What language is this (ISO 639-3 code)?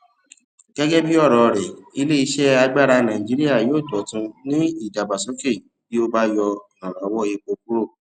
yor